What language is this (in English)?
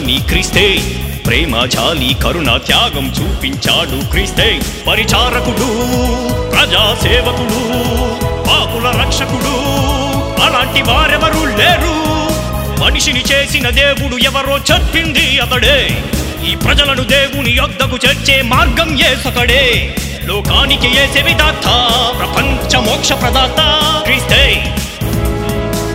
Telugu